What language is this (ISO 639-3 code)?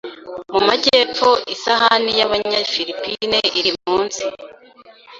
kin